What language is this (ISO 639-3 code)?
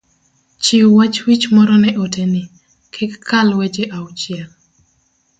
luo